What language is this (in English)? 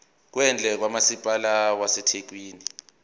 Zulu